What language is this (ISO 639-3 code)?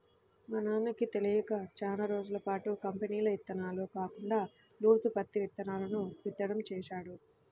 tel